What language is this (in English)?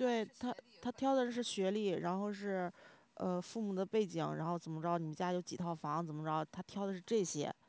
Chinese